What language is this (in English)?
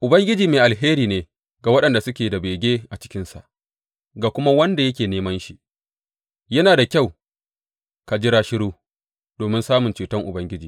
Hausa